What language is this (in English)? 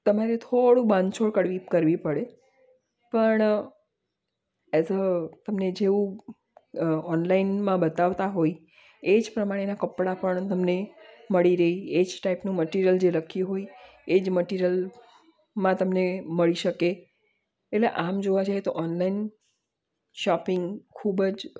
Gujarati